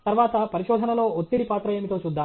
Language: Telugu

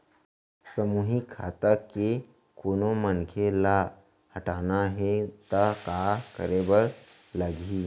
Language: Chhattisgarhi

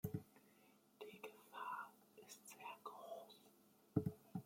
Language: German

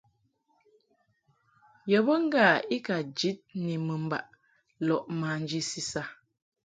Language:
Mungaka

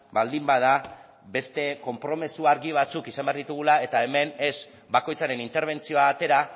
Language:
Basque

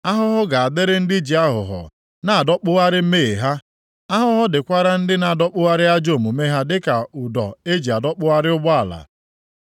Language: Igbo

